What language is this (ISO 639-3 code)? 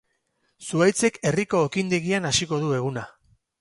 eus